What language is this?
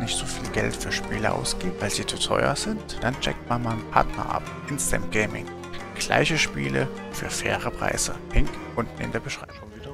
German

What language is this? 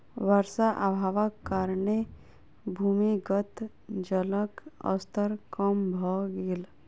Maithili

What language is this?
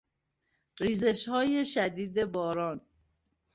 Persian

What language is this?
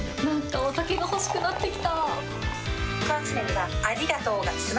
Japanese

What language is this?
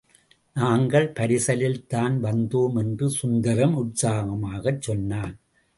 Tamil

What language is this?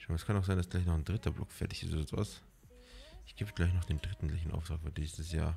German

